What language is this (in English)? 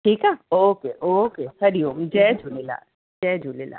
Sindhi